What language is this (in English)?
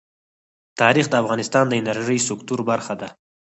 Pashto